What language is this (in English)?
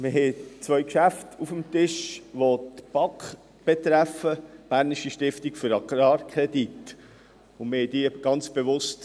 Swiss German